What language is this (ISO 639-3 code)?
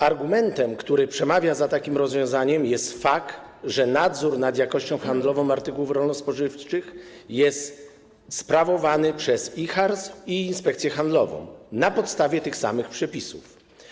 pol